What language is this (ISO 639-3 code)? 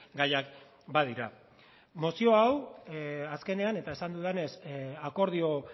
eus